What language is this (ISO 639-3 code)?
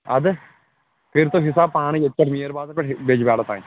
kas